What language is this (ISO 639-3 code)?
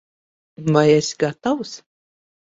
lav